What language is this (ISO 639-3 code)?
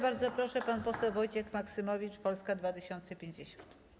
pol